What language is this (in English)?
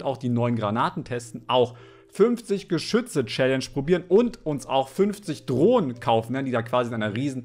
German